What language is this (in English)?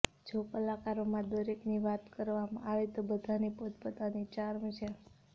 Gujarati